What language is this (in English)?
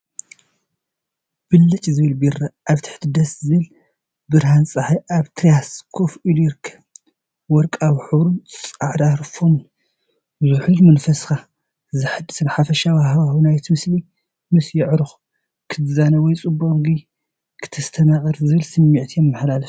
Tigrinya